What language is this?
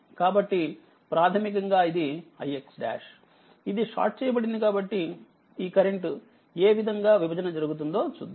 Telugu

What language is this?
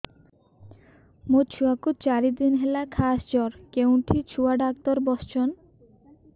Odia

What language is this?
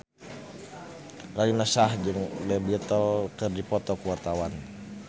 Sundanese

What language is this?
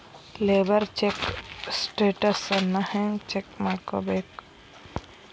Kannada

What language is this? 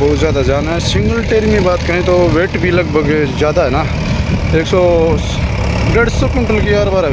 Indonesian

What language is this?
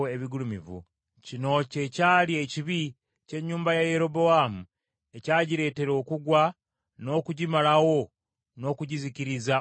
Ganda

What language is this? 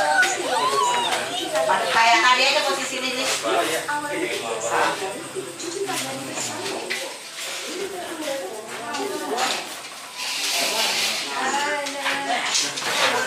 Indonesian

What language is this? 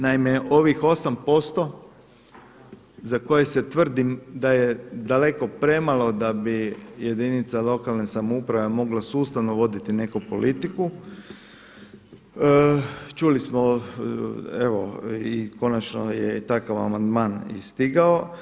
Croatian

